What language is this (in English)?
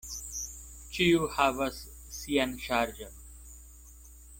Esperanto